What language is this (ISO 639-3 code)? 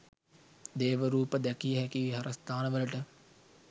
sin